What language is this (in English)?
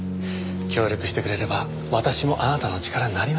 Japanese